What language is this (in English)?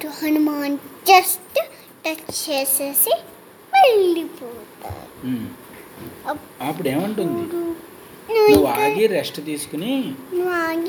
Telugu